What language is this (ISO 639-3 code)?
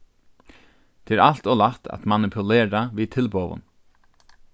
fao